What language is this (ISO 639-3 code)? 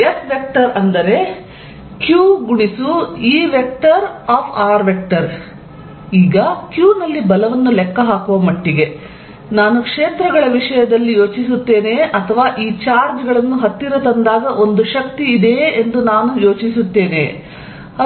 kan